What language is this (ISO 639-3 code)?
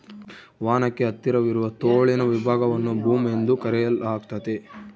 kan